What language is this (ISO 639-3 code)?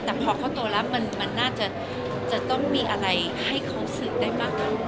tha